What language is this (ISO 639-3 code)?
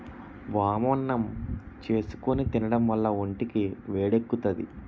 tel